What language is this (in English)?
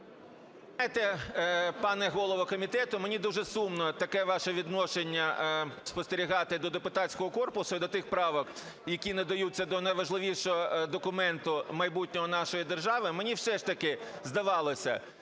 Ukrainian